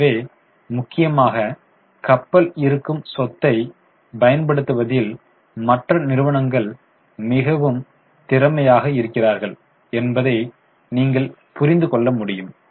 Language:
Tamil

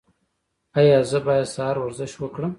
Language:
Pashto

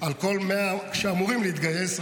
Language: Hebrew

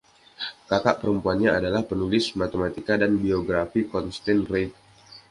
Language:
Indonesian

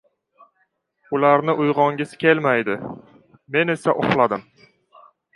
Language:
Uzbek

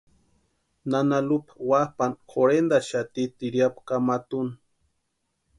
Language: Western Highland Purepecha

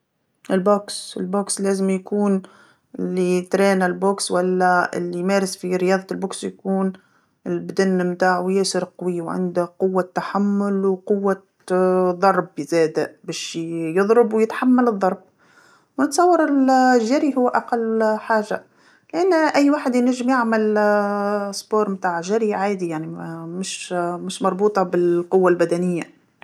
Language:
Tunisian Arabic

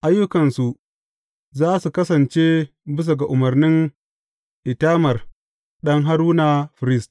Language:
Hausa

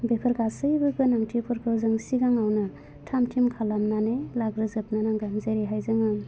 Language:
Bodo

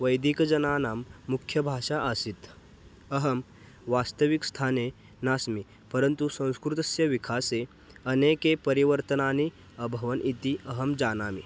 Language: Sanskrit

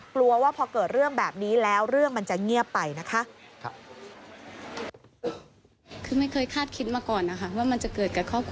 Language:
Thai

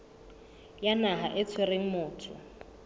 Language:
Southern Sotho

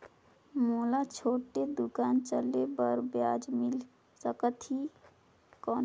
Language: Chhattisgarhi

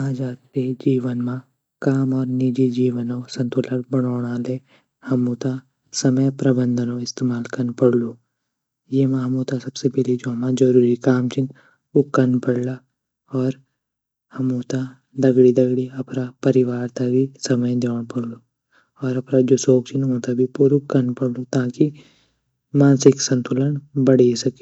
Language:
Garhwali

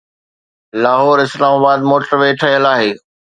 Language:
Sindhi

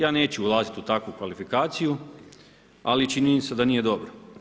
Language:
Croatian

